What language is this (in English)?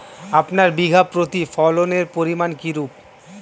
Bangla